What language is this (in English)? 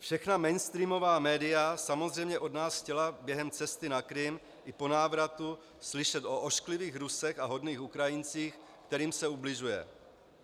Czech